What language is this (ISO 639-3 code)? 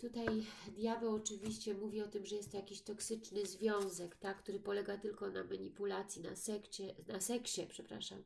pol